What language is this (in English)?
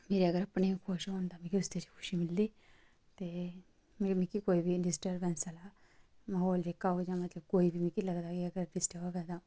Dogri